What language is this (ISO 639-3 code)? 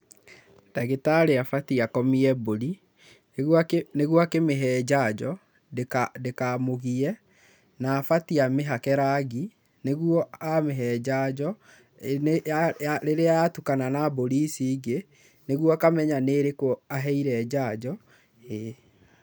kik